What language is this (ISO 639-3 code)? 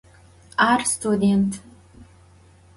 ady